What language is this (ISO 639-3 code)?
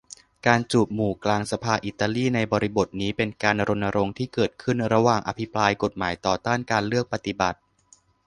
tha